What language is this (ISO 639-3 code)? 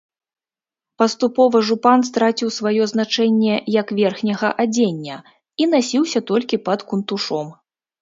bel